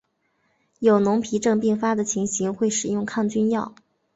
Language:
Chinese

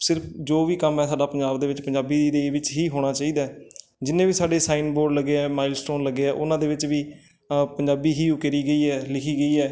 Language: Punjabi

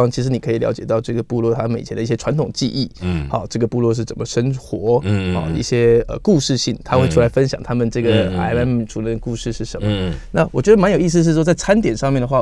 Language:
Chinese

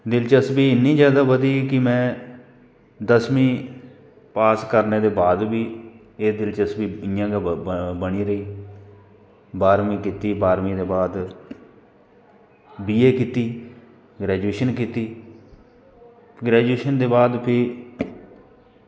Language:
Dogri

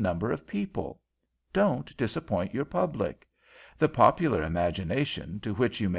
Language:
English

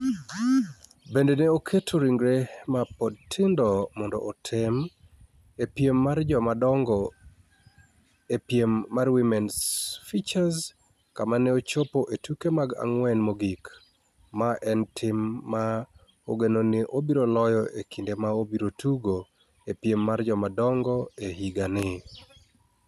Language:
Luo (Kenya and Tanzania)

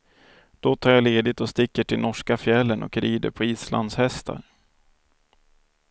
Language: Swedish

